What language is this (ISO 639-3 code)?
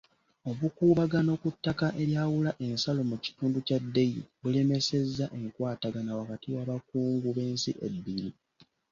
lug